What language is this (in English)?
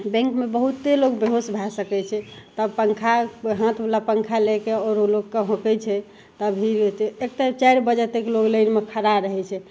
Maithili